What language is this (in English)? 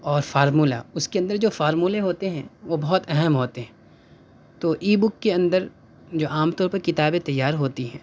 Urdu